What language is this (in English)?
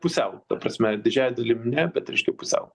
Lithuanian